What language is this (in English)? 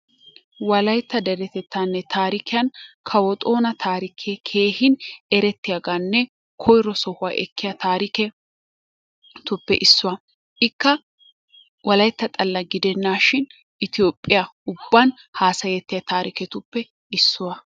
Wolaytta